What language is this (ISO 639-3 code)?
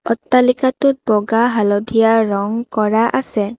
asm